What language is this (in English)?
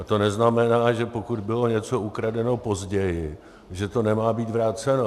Czech